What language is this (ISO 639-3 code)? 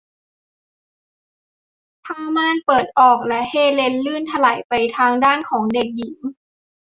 tha